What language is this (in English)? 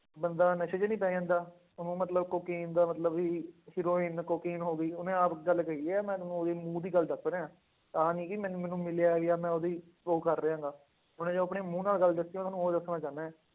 Punjabi